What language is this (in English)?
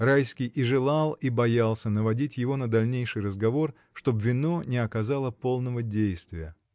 Russian